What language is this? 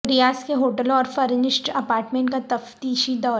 Urdu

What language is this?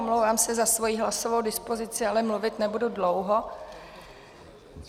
Czech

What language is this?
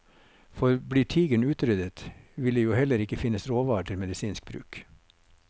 Norwegian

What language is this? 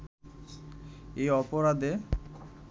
Bangla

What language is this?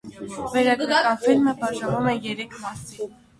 Armenian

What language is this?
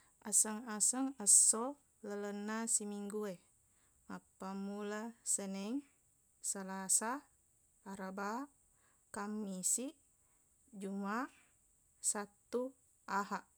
Buginese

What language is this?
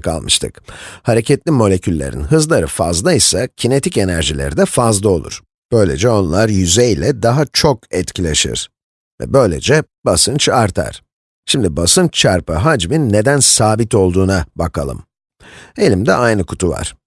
Turkish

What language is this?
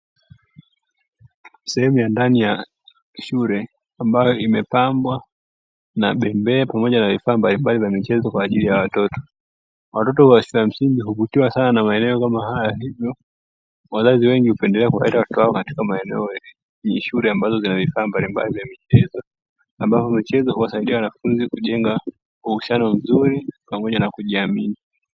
Swahili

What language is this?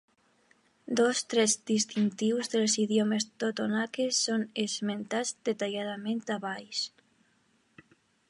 Catalan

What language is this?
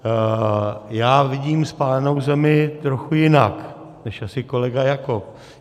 Czech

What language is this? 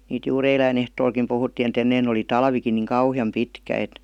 Finnish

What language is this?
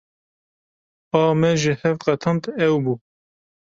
Kurdish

